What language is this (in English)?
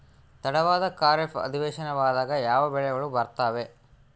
Kannada